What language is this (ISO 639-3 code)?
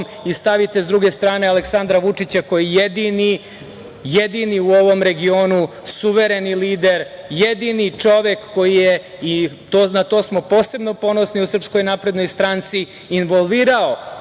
srp